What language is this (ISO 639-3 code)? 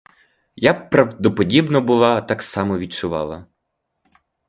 ukr